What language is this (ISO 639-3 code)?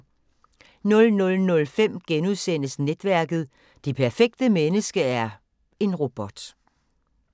dan